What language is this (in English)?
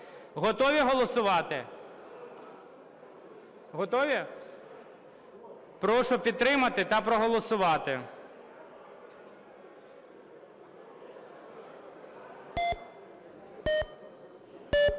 Ukrainian